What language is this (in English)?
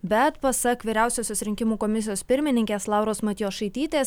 Lithuanian